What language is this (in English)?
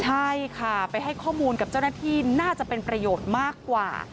Thai